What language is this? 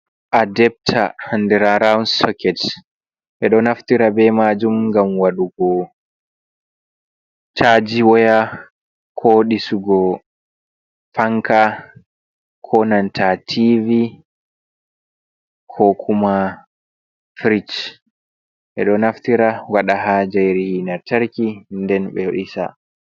Fula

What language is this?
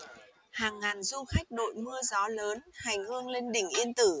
Vietnamese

